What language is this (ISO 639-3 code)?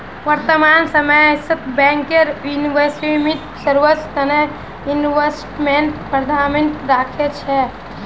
mag